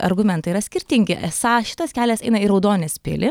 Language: Lithuanian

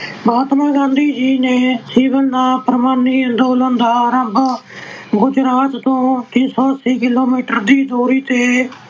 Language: Punjabi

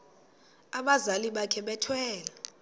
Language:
Xhosa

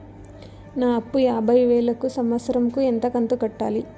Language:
Telugu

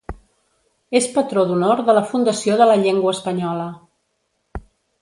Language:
Catalan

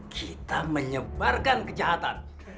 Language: Indonesian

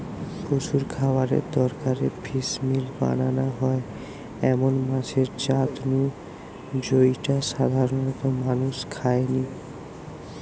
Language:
Bangla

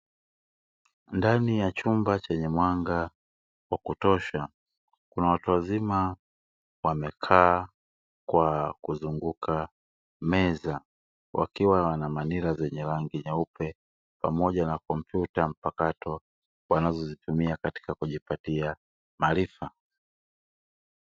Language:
Swahili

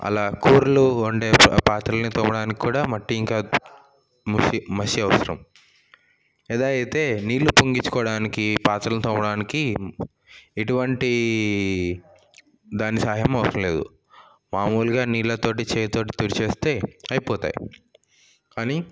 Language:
Telugu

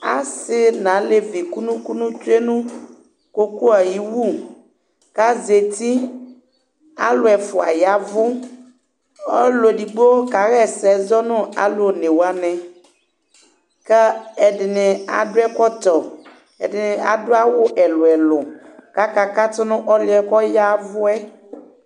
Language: Ikposo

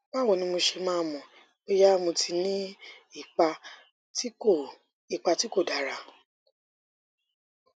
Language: Yoruba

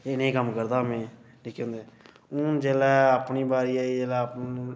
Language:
Dogri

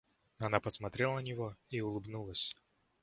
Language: Russian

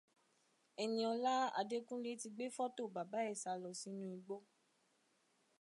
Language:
Yoruba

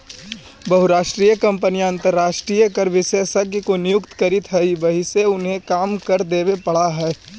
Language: Magahi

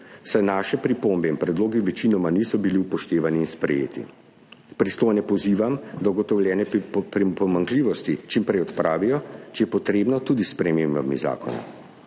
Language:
Slovenian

